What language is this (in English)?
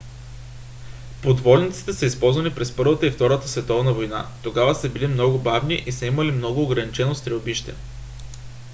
Bulgarian